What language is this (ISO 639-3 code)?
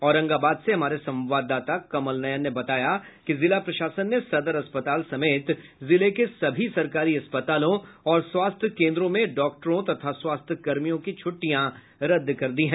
hin